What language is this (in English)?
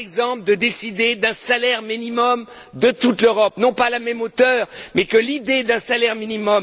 French